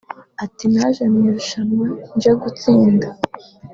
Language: Kinyarwanda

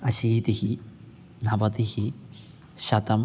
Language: Sanskrit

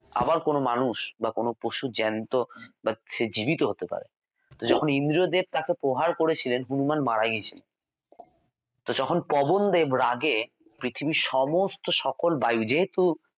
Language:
Bangla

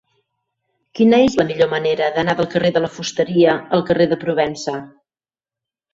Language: Catalan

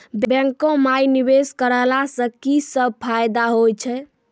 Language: Maithili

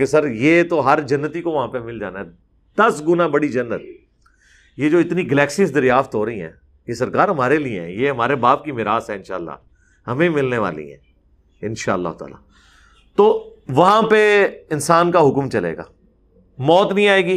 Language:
Urdu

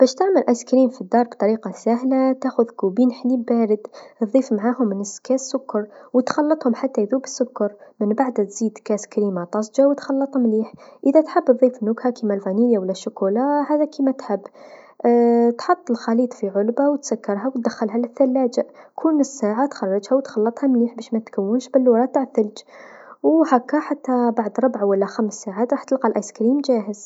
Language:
Tunisian Arabic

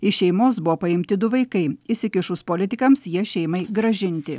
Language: Lithuanian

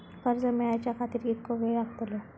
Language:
Marathi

